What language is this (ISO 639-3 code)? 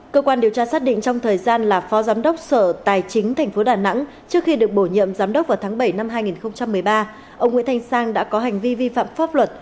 vie